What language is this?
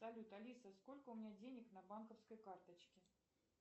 Russian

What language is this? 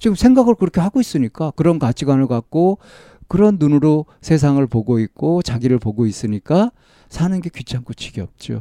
Korean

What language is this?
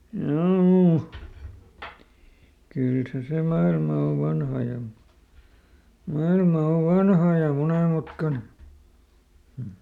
Finnish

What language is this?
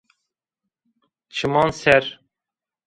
Zaza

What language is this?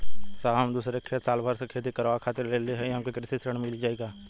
Bhojpuri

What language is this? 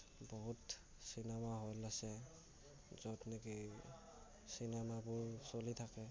Assamese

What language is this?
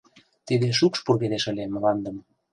Mari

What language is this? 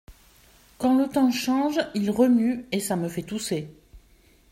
French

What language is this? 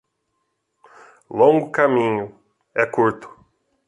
Portuguese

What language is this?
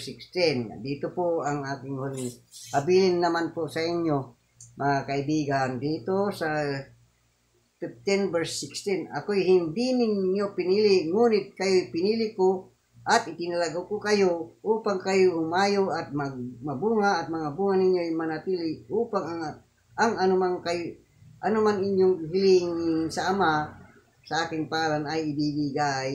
Filipino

